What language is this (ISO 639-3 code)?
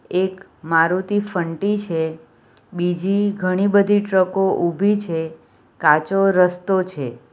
guj